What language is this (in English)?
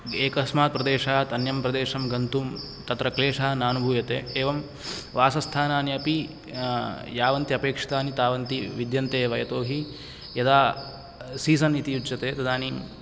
Sanskrit